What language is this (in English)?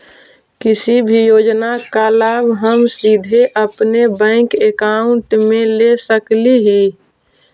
Magahi